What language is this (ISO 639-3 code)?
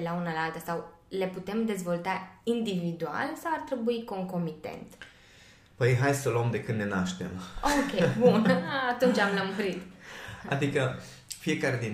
ron